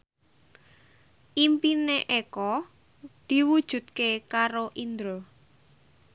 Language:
Javanese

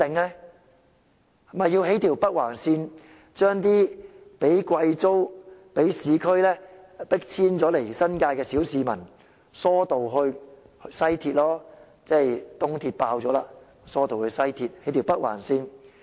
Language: Cantonese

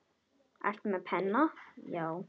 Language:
Icelandic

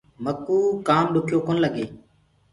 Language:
Gurgula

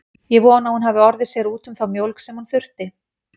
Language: Icelandic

